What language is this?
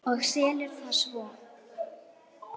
Icelandic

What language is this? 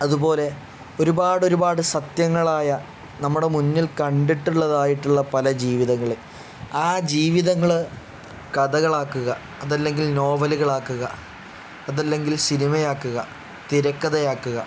Malayalam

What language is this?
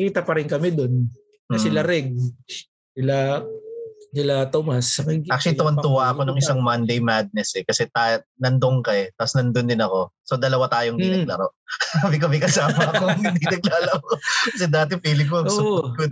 Filipino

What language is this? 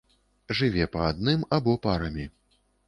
Belarusian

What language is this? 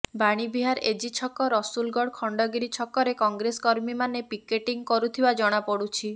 Odia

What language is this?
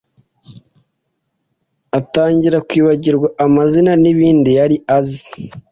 Kinyarwanda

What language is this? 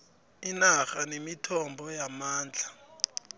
South Ndebele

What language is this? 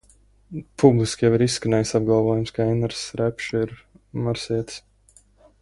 Latvian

